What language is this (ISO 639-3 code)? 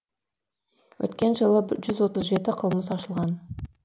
kaz